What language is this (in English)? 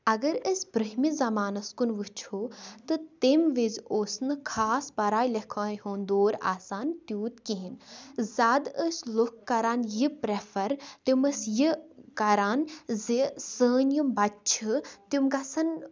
Kashmiri